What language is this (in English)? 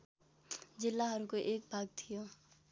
Nepali